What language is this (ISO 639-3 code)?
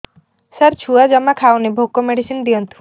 ori